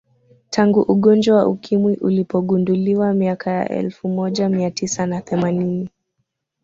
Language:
Swahili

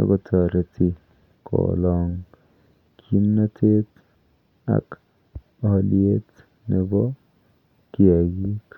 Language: Kalenjin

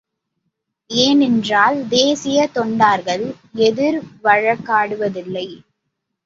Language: Tamil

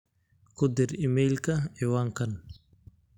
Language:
Somali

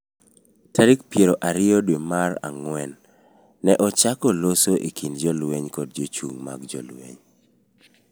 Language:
Luo (Kenya and Tanzania)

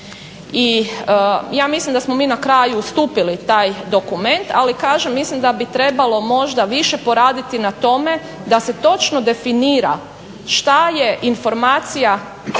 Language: Croatian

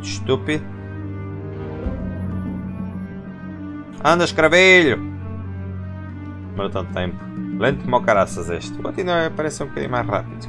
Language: Portuguese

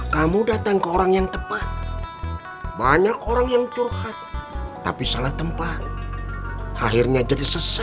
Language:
Indonesian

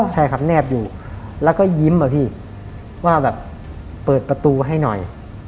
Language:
Thai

